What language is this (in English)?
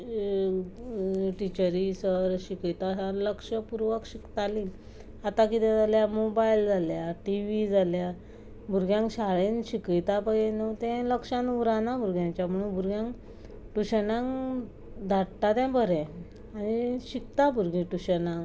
Konkani